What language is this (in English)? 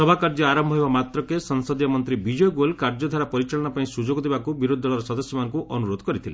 Odia